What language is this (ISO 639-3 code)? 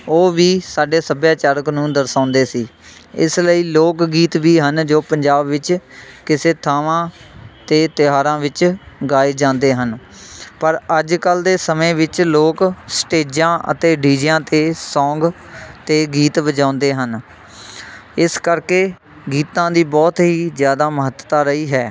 pan